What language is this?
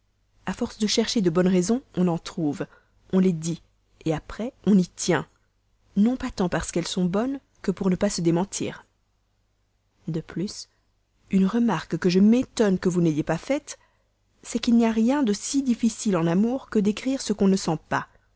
French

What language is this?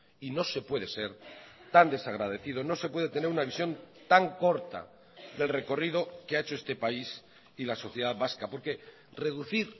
Spanish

